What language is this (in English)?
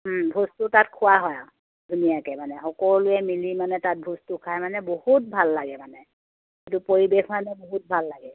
Assamese